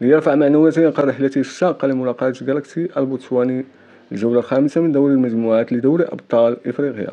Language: Arabic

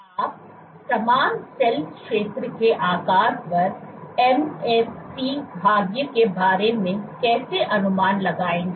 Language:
Hindi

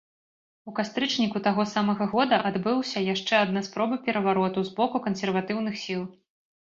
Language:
Belarusian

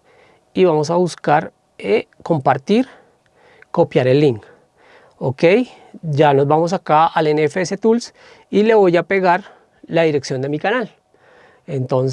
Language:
Spanish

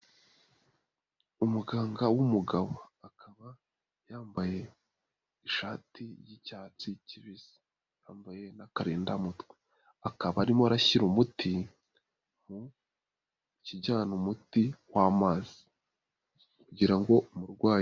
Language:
Kinyarwanda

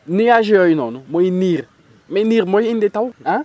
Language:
Wolof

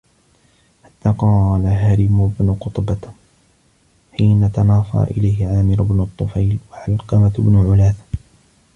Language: Arabic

